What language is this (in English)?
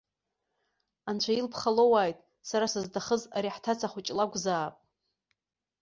Abkhazian